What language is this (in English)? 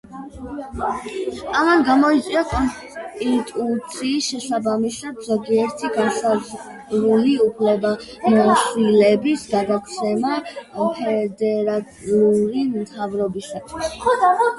Georgian